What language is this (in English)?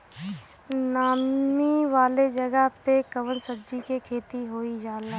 Bhojpuri